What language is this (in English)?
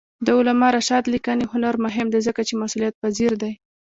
Pashto